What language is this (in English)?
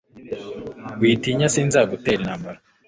Kinyarwanda